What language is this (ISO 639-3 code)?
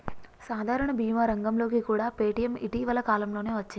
tel